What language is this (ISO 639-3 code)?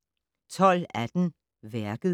dan